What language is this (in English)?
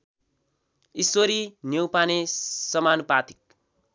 Nepali